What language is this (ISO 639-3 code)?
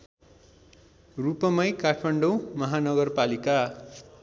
nep